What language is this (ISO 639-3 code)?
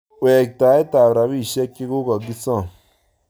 kln